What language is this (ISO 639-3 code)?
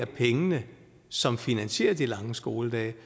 dan